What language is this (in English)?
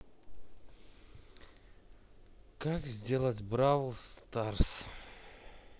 Russian